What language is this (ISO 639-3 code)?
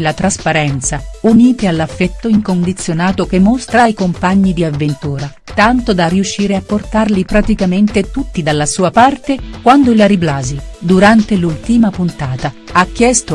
ita